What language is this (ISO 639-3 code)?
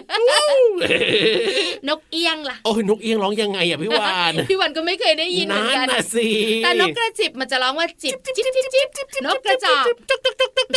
tha